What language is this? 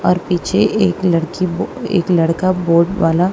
Hindi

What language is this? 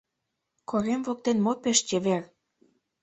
Mari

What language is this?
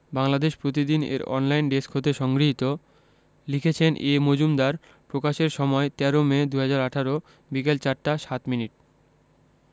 Bangla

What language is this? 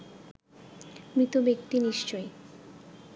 Bangla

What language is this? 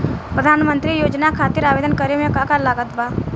Bhojpuri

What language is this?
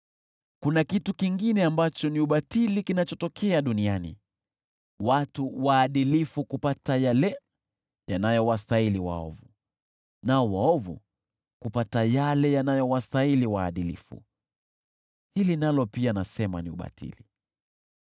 Swahili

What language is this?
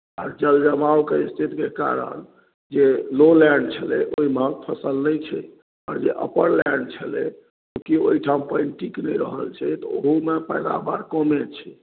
Maithili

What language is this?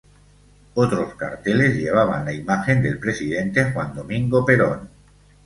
Spanish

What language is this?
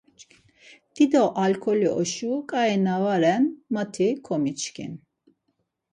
Laz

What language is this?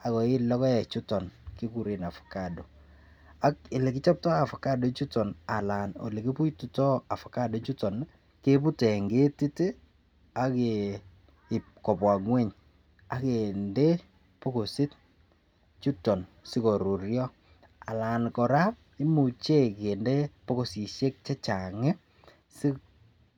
Kalenjin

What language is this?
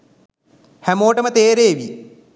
Sinhala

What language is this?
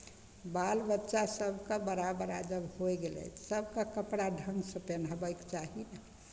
Maithili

